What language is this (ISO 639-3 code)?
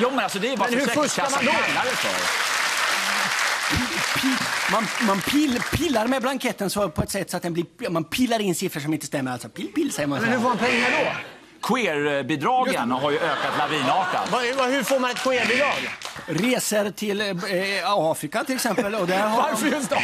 swe